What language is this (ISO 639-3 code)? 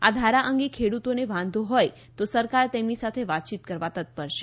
guj